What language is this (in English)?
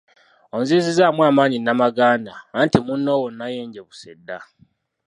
Ganda